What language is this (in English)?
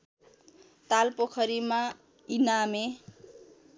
Nepali